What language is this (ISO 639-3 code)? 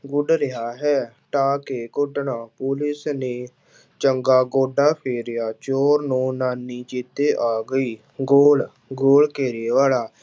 pan